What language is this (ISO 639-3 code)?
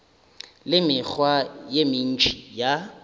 nso